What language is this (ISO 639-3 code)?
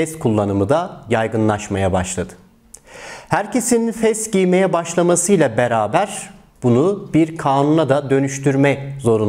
tur